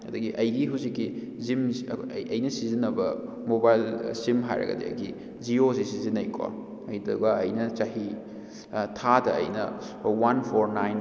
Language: Manipuri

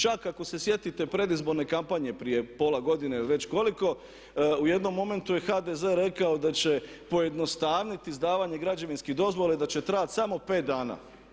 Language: Croatian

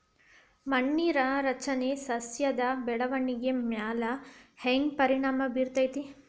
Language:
Kannada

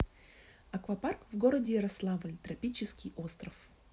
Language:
Russian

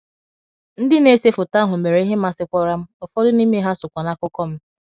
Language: Igbo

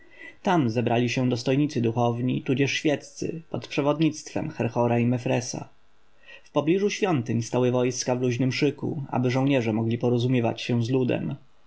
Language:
Polish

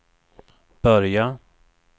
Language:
Swedish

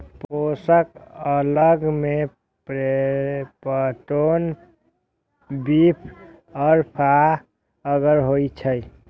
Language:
Maithili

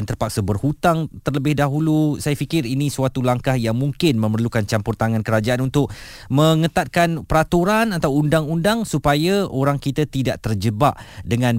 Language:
Malay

